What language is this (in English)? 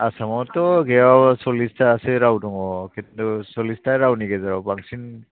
Bodo